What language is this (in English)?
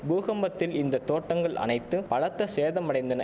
Tamil